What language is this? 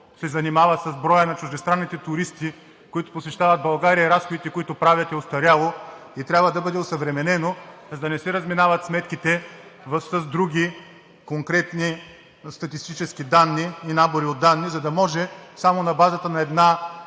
Bulgarian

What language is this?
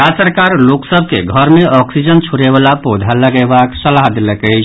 Maithili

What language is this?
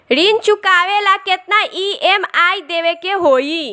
Bhojpuri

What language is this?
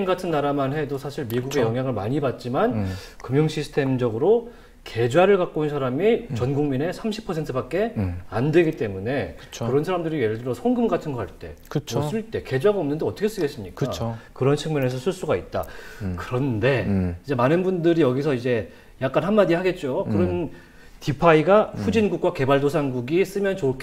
Korean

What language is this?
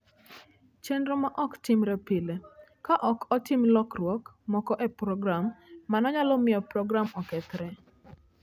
Luo (Kenya and Tanzania)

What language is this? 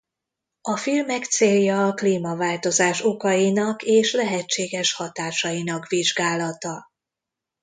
Hungarian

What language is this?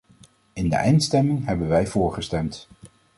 Dutch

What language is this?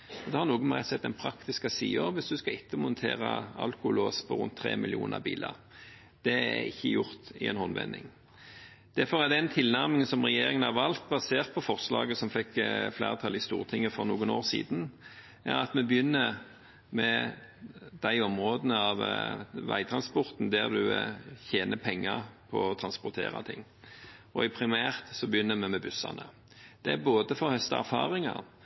Norwegian Bokmål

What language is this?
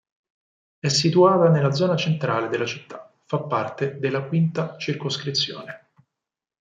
Italian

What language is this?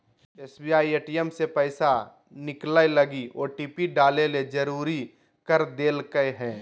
Magahi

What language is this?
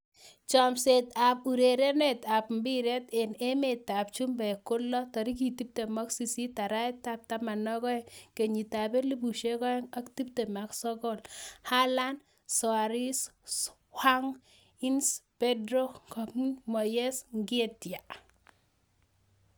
Kalenjin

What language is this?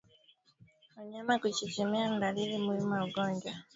Swahili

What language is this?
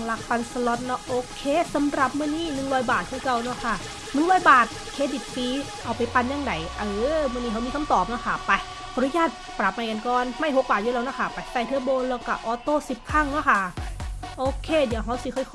Thai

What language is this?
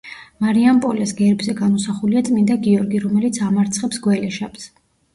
Georgian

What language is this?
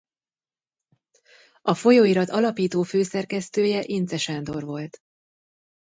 Hungarian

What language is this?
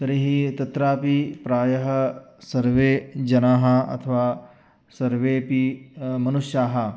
Sanskrit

